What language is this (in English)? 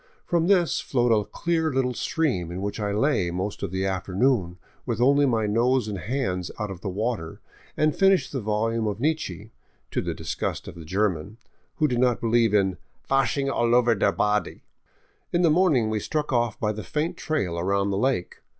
English